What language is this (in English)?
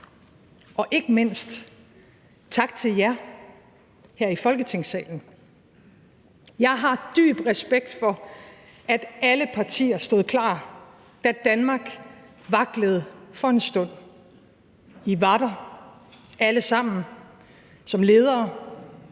Danish